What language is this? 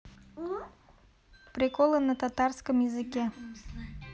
Russian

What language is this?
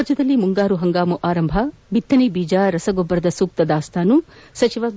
Kannada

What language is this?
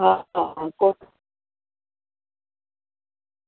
Gujarati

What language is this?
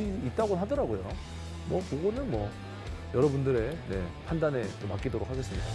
Korean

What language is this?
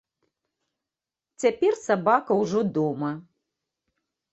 Belarusian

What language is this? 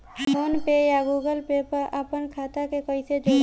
Bhojpuri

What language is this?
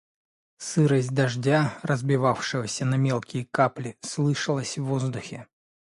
Russian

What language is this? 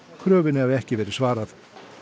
Icelandic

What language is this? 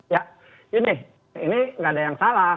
Indonesian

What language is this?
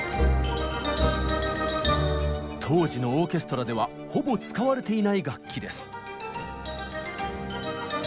Japanese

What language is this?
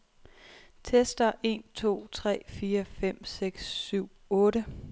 Danish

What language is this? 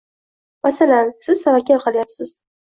Uzbek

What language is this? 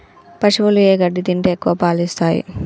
Telugu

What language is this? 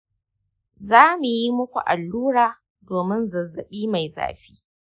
Hausa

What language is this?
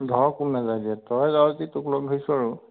Assamese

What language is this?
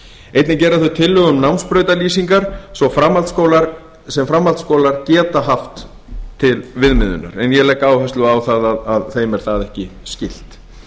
Icelandic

